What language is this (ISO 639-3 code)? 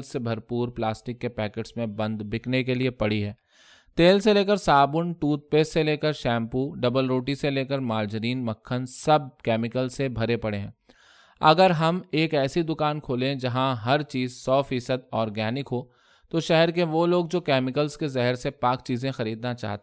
urd